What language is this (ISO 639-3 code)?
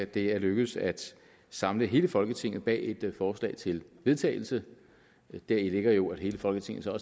dan